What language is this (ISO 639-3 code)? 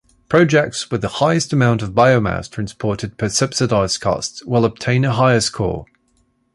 eng